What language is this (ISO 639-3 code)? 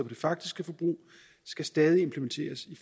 dan